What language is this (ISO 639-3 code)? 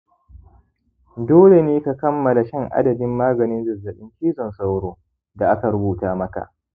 hau